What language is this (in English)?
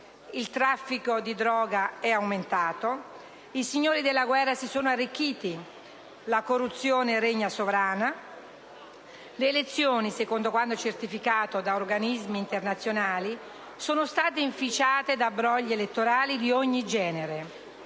Italian